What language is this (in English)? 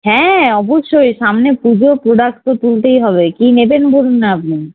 Bangla